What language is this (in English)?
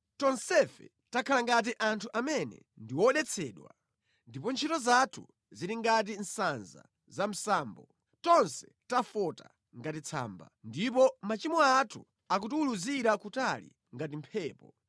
Nyanja